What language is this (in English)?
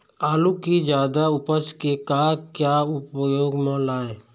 Chhattisgarhi